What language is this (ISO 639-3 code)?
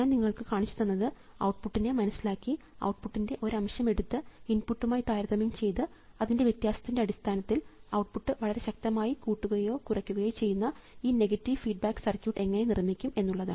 mal